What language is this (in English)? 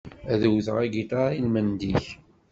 Kabyle